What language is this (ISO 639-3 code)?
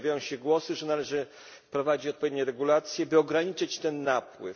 pol